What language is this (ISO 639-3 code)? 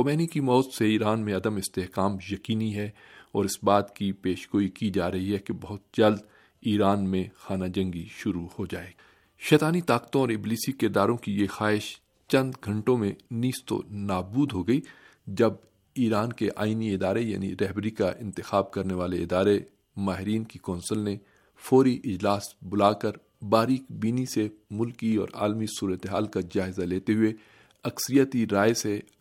urd